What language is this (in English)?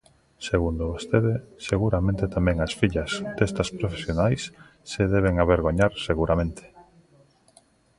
Galician